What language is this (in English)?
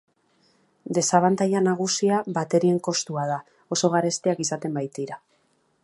Basque